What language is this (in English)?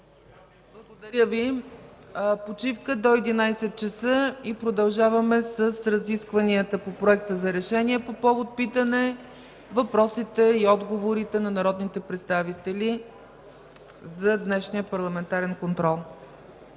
Bulgarian